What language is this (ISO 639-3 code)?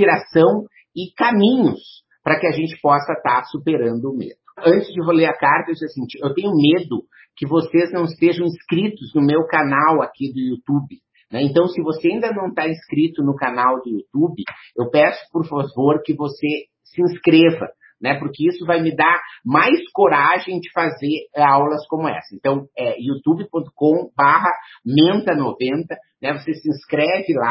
por